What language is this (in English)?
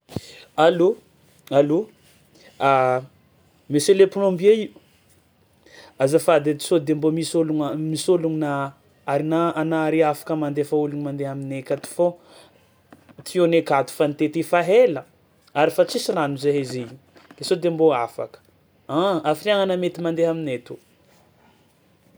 Tsimihety Malagasy